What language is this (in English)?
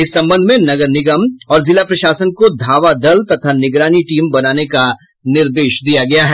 Hindi